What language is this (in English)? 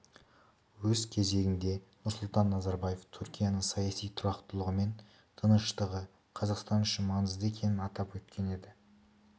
Kazakh